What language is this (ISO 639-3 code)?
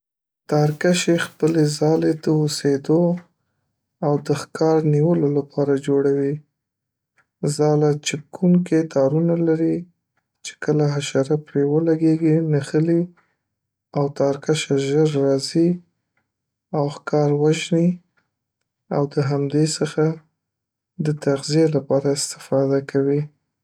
pus